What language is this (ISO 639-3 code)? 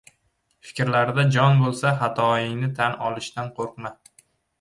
uzb